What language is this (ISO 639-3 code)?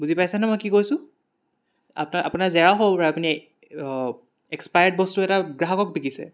asm